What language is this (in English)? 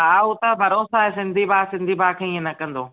Sindhi